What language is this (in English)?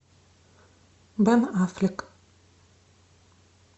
Russian